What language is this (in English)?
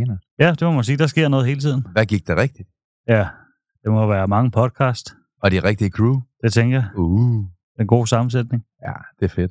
Danish